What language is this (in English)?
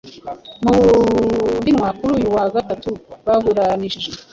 Kinyarwanda